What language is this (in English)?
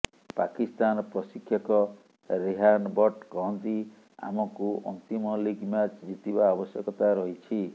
Odia